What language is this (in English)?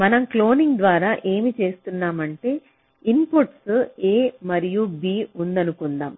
Telugu